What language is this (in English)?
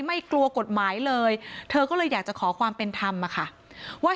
Thai